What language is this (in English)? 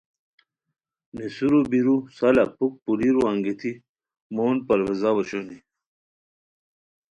Khowar